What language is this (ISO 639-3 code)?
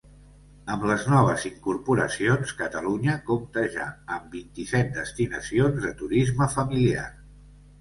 cat